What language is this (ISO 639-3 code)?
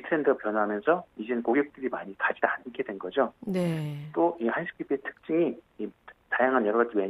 kor